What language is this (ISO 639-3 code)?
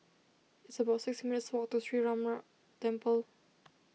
eng